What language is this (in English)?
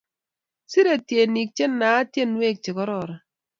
Kalenjin